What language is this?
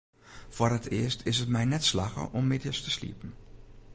Western Frisian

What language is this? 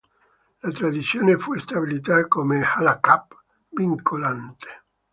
Italian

